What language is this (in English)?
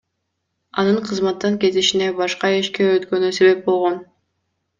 Kyrgyz